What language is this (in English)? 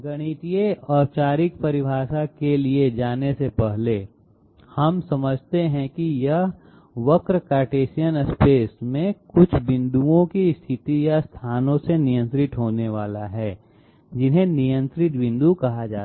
Hindi